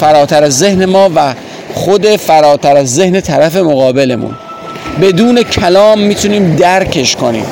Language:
Persian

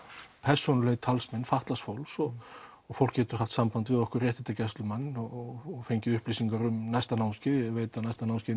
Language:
Icelandic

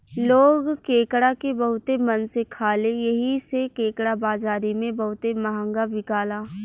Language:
Bhojpuri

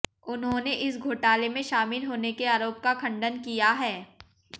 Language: Hindi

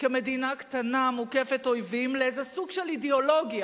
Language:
Hebrew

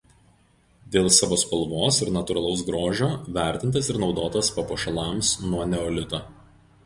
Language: Lithuanian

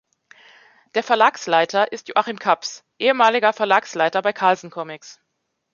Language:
German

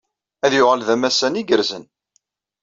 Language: Kabyle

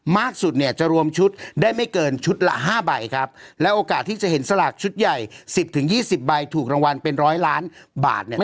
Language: Thai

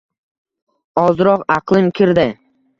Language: Uzbek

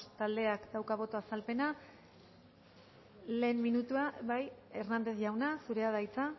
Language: Basque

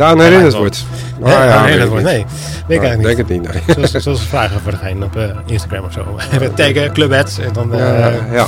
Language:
Dutch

